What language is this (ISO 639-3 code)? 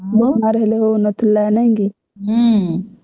ori